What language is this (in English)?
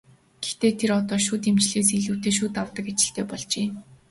Mongolian